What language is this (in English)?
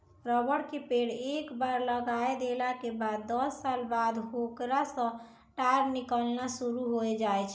Maithili